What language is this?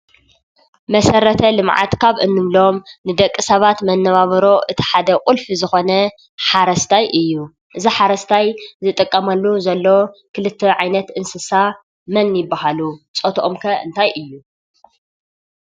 Tigrinya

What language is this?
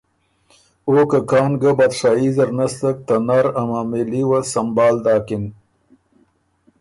Ormuri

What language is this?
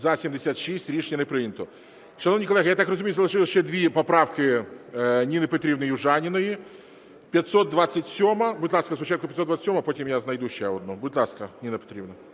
Ukrainian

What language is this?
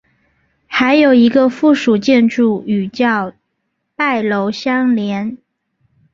Chinese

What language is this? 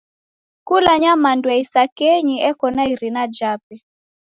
Taita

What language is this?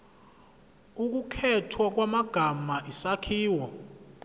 Zulu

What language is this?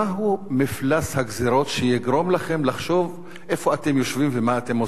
Hebrew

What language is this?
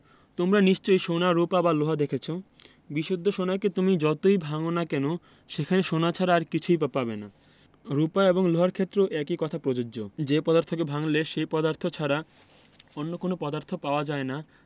Bangla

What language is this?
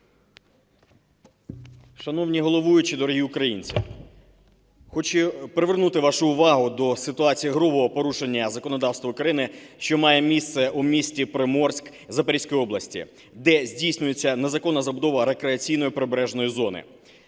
Ukrainian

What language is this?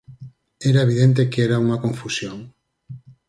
Galician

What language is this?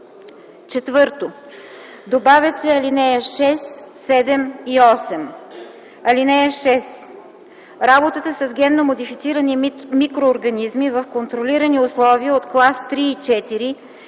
Bulgarian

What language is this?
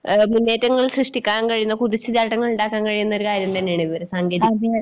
Malayalam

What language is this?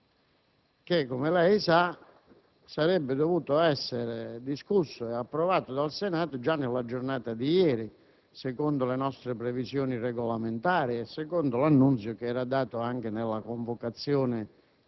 Italian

